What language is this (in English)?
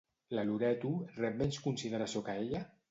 Catalan